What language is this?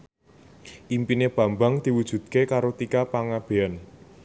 Javanese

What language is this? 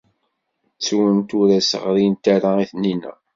Kabyle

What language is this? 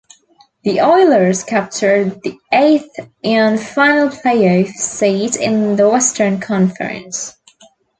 English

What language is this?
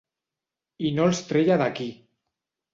Catalan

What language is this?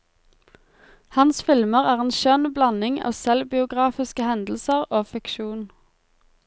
Norwegian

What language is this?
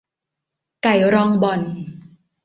Thai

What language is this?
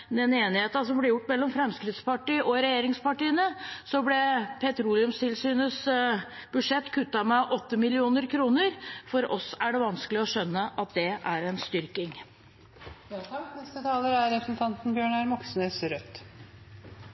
Norwegian Bokmål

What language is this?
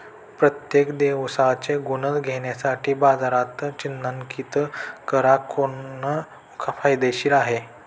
Marathi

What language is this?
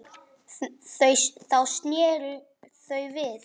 Icelandic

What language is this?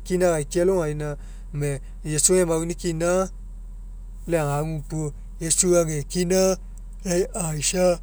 Mekeo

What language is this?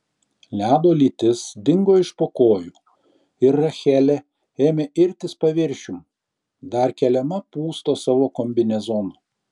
Lithuanian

